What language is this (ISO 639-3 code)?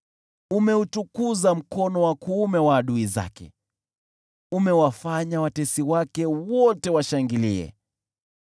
swa